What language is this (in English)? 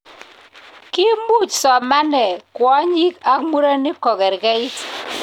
Kalenjin